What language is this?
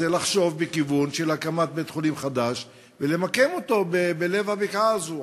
Hebrew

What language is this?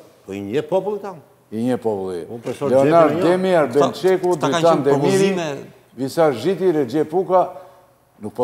Romanian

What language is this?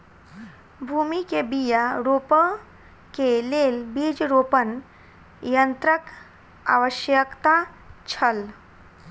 Maithili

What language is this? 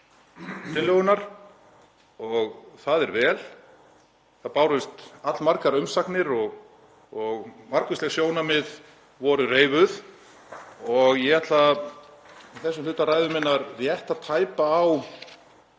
Icelandic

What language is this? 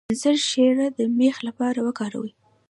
Pashto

